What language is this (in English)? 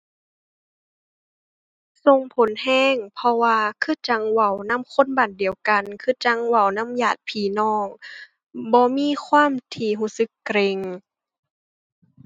Thai